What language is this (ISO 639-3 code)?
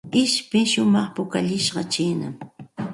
qxt